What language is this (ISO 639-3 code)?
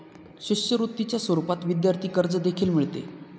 mar